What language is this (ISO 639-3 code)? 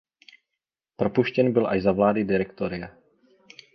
ces